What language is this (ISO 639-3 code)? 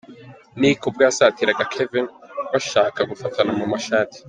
kin